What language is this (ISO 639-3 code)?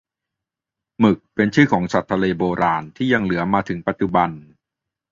tha